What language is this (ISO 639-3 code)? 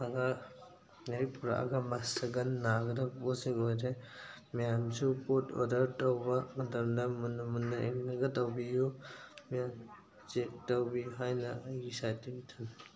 mni